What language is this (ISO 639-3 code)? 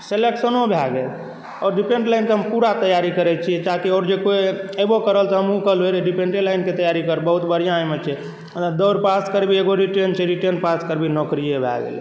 mai